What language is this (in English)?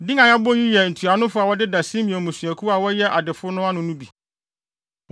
Akan